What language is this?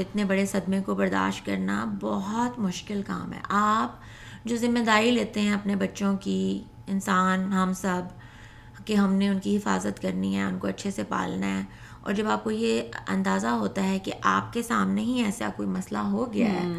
Urdu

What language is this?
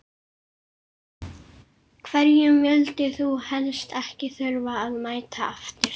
Icelandic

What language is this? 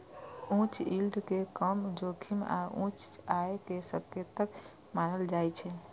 Maithili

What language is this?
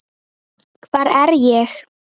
Icelandic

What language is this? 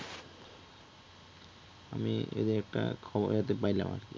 Bangla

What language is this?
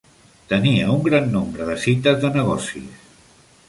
Catalan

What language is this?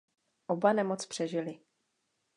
Czech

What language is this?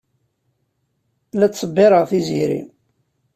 Kabyle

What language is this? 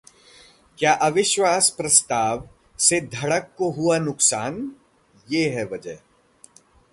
Hindi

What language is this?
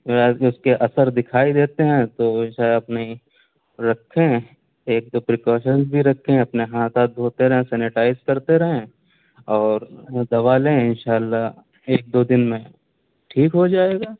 Urdu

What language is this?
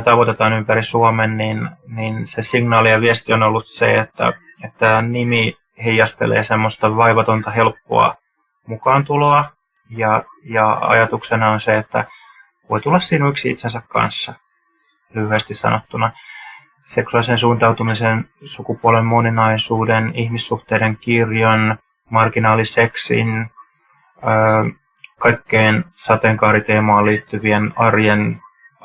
Finnish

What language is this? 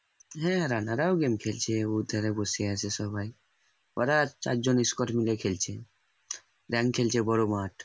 Bangla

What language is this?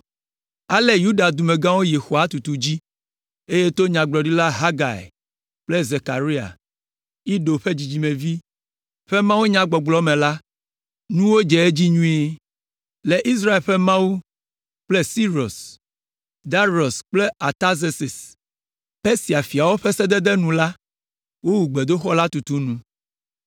Ewe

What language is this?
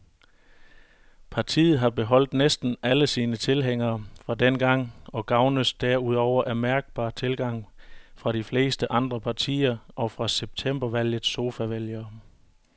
Danish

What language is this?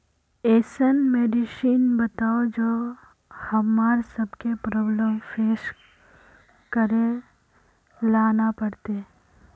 Magahi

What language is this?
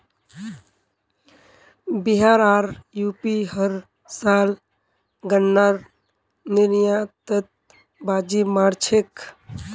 Magahi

